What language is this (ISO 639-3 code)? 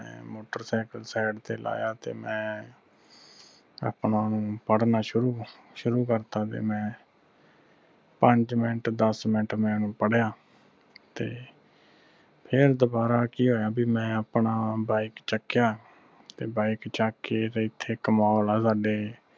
pan